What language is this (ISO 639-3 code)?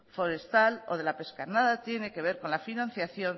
spa